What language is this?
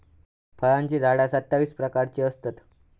Marathi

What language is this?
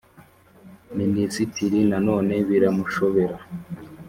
Kinyarwanda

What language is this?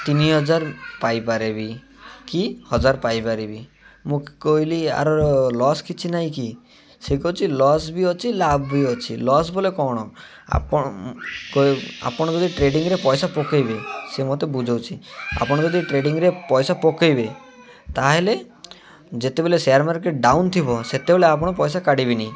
Odia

